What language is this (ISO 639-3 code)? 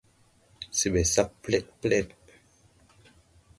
tui